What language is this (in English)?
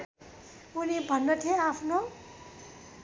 Nepali